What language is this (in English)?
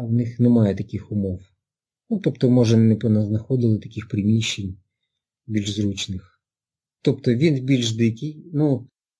Ukrainian